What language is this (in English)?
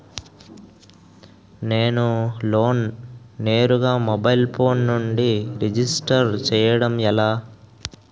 Telugu